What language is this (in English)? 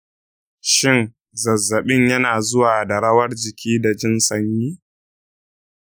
Hausa